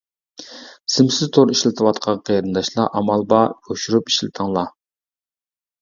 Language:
Uyghur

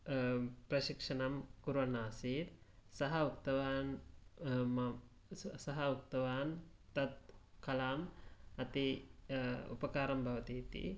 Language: Sanskrit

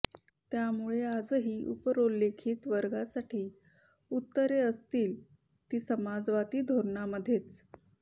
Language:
Marathi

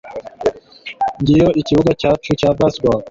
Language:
Kinyarwanda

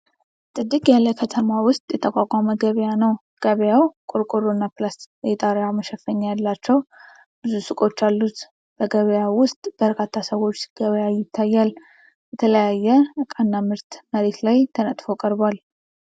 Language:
Amharic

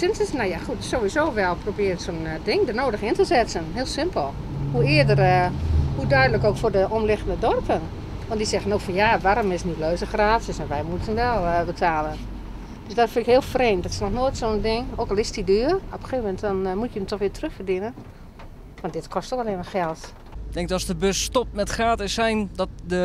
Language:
Dutch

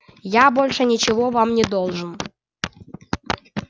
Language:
Russian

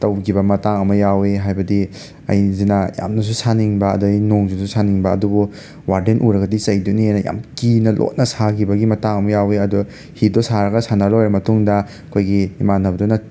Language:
Manipuri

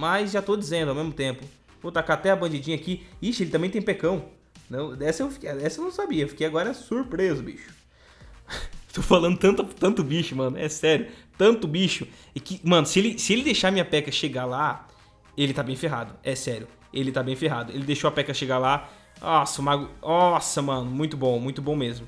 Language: Portuguese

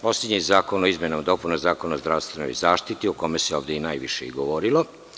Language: Serbian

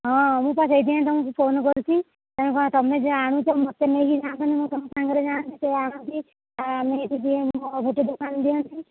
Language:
Odia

